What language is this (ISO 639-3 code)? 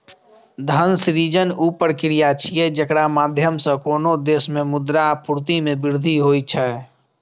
mai